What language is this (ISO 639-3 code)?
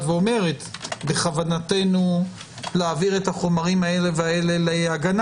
heb